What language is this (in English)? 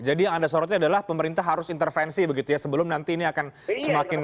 Indonesian